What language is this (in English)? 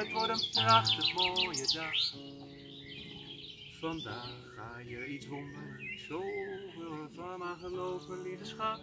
Dutch